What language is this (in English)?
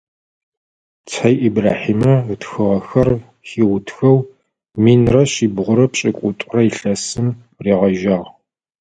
Adyghe